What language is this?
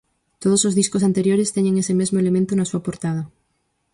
Galician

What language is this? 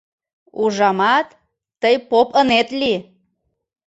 Mari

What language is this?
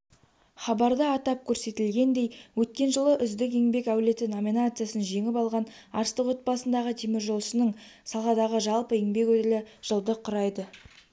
Kazakh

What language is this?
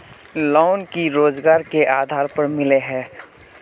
Magahi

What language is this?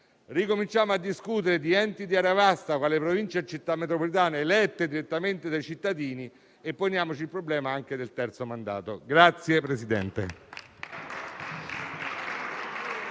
Italian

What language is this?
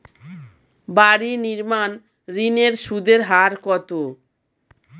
Bangla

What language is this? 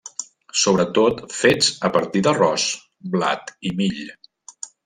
Catalan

